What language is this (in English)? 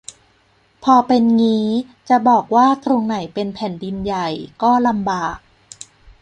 Thai